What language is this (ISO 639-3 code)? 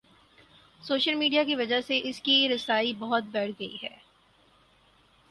urd